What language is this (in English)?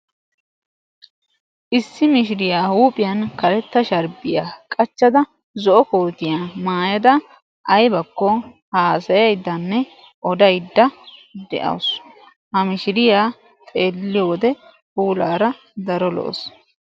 Wolaytta